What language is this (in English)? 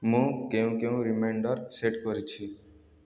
Odia